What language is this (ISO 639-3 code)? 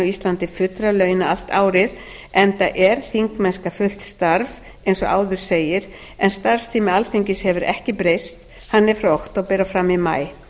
isl